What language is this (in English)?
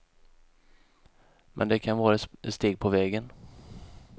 Swedish